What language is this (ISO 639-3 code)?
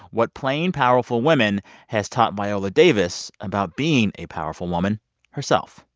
eng